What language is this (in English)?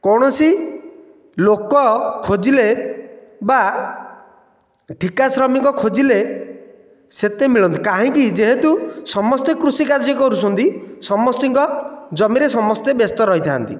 Odia